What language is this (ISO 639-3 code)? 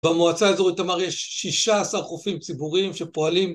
heb